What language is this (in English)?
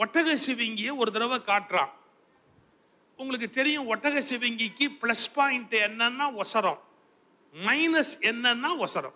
Tamil